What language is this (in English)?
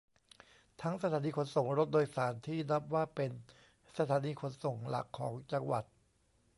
Thai